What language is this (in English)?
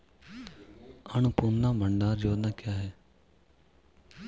Hindi